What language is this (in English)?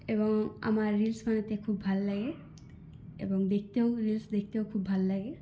Bangla